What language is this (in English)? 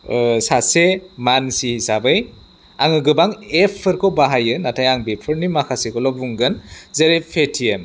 Bodo